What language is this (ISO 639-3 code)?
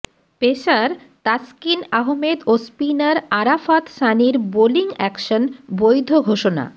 ben